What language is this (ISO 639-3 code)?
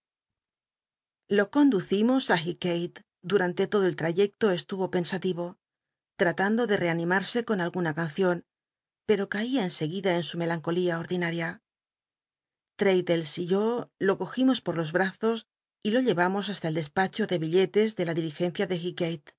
spa